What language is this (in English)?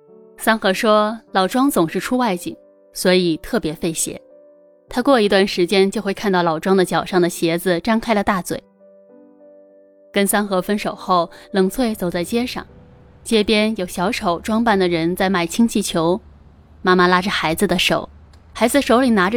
Chinese